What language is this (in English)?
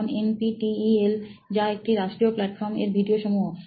Bangla